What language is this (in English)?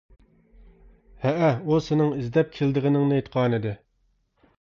Uyghur